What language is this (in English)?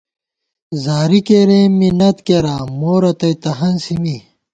Gawar-Bati